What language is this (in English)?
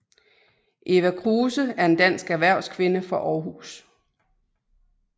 Danish